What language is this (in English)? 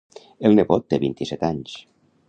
Catalan